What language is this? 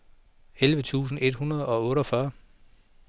Danish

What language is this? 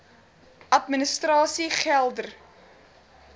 Afrikaans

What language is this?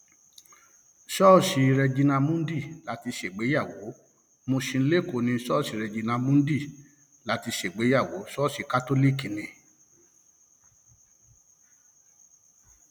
Yoruba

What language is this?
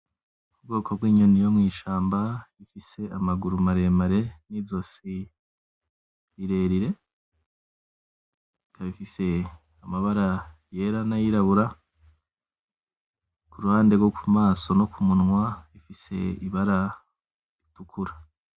Rundi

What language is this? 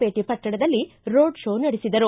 Kannada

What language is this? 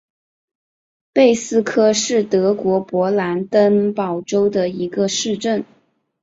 Chinese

